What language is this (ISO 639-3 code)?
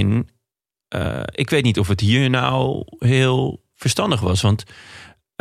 nld